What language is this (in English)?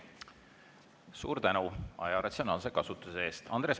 Estonian